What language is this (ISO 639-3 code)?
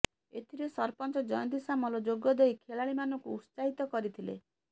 ori